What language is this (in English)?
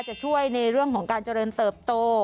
Thai